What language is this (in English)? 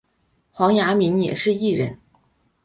Chinese